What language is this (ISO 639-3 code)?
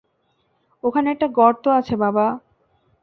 ben